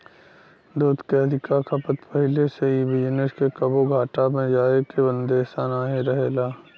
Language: Bhojpuri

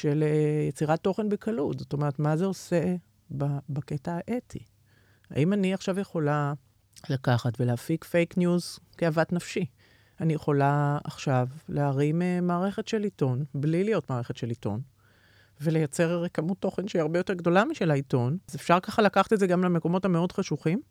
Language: Hebrew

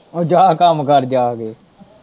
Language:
Punjabi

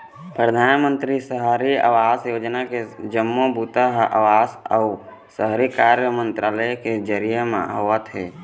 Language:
Chhattisgarhi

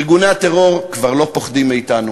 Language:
Hebrew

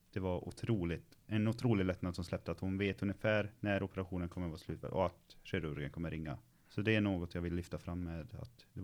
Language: Swedish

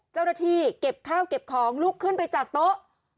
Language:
Thai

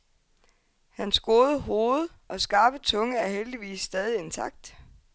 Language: Danish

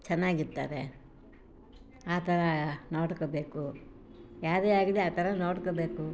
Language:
Kannada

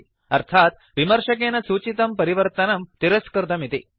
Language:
Sanskrit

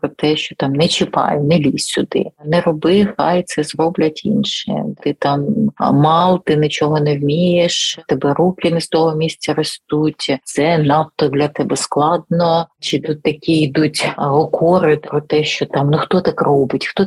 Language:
Ukrainian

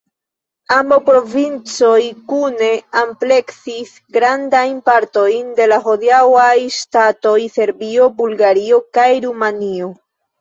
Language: Esperanto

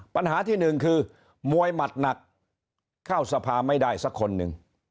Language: Thai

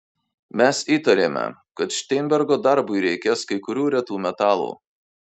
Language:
Lithuanian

